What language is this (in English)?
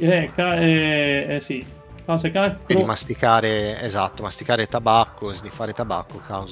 Italian